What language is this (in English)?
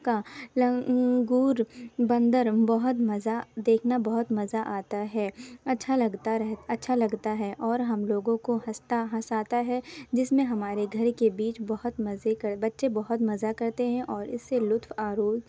Urdu